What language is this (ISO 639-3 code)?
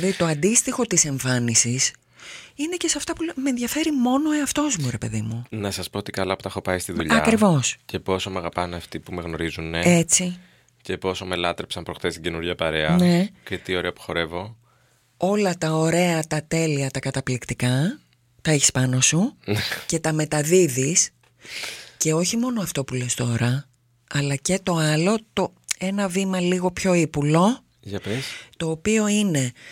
ell